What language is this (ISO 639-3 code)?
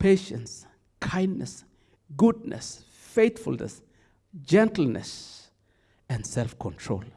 eng